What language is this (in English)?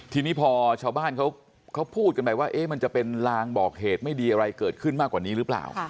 Thai